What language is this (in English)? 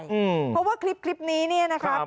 Thai